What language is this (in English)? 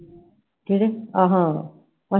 Punjabi